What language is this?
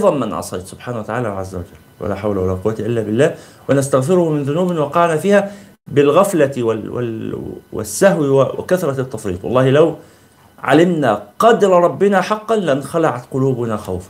Arabic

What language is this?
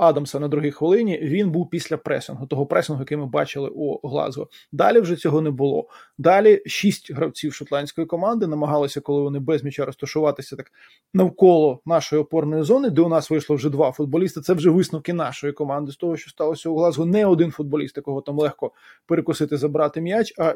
Ukrainian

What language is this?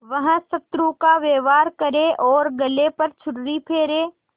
Hindi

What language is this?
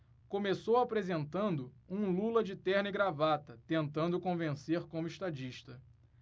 Portuguese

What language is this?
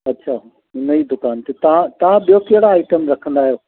Sindhi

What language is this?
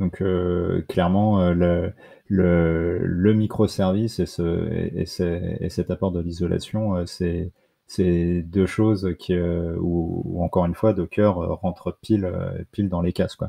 French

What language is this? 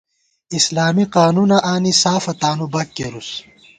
Gawar-Bati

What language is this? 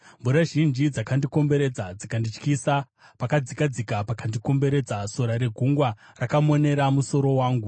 Shona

